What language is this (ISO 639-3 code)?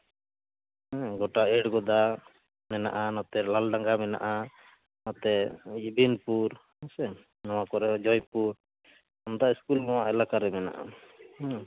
sat